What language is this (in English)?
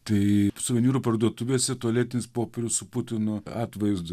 Lithuanian